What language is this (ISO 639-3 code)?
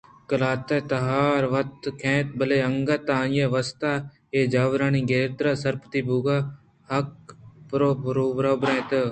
bgp